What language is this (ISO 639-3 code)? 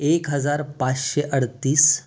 mar